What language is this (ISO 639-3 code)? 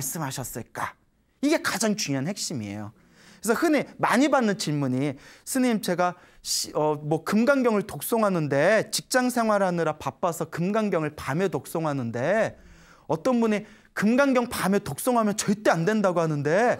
kor